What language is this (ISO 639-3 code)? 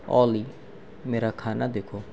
urd